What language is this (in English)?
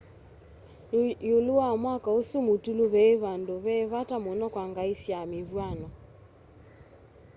Kamba